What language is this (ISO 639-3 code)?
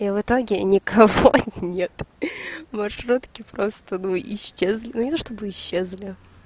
rus